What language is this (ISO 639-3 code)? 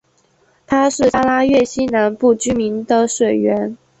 zho